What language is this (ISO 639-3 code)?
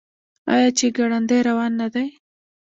pus